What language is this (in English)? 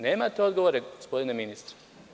Serbian